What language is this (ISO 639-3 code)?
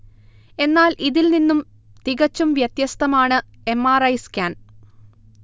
mal